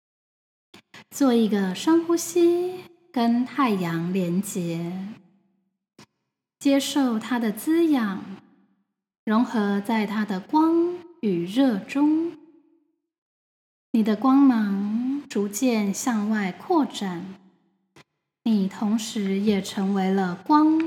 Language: Chinese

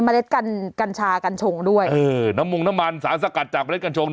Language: Thai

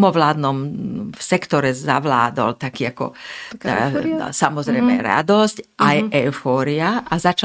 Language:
Slovak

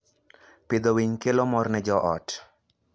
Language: Luo (Kenya and Tanzania)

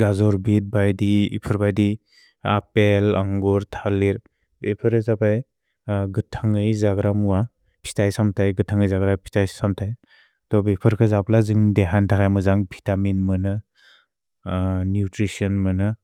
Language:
Bodo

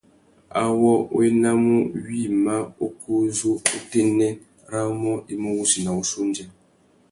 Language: Tuki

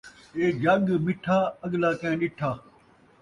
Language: Saraiki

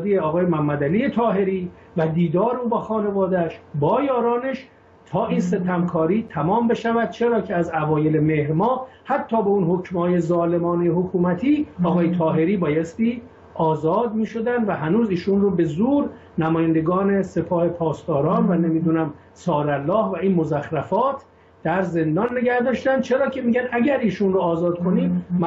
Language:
Persian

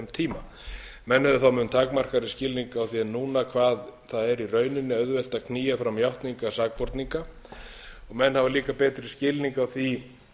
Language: Icelandic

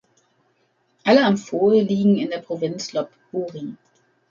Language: German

